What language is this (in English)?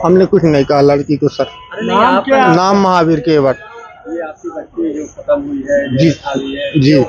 Hindi